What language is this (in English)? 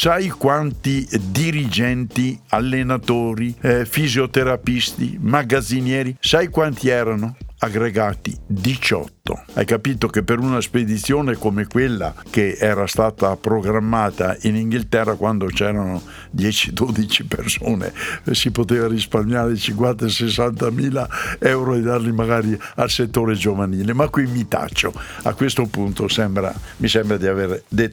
Italian